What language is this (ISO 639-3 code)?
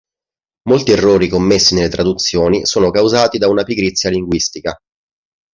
ita